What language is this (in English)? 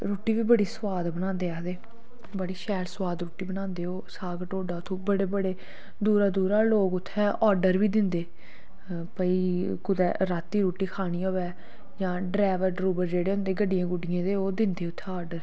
Dogri